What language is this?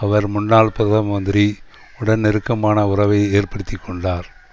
Tamil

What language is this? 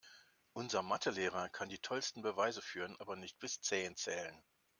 German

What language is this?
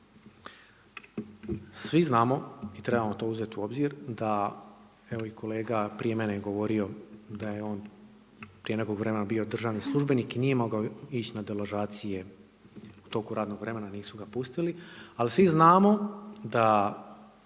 Croatian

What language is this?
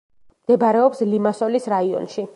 Georgian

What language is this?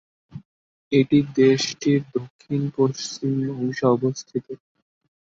Bangla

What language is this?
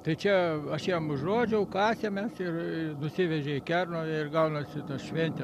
Lithuanian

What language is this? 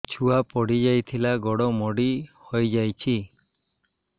Odia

